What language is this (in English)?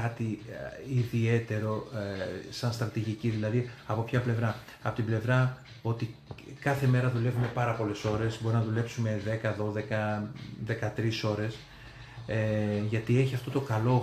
Greek